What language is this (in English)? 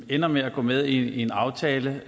Danish